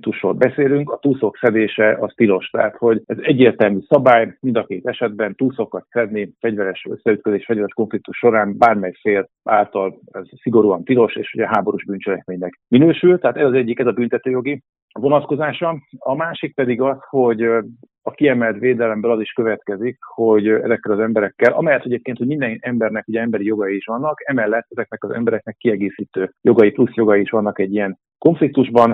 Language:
Hungarian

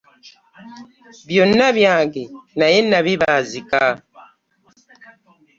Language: Ganda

